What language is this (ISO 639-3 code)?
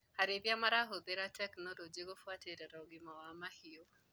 kik